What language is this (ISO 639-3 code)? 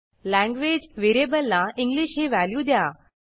mar